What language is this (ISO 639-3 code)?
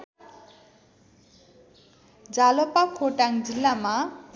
nep